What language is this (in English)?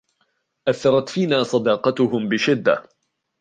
Arabic